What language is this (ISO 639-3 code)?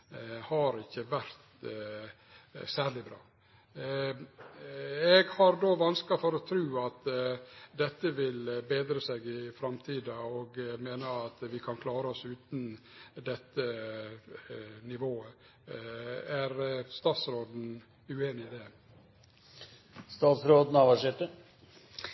nno